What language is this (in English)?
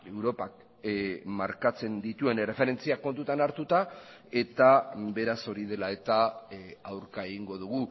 Basque